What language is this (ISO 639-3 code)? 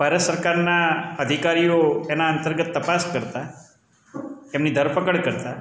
guj